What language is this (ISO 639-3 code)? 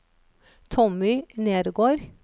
nor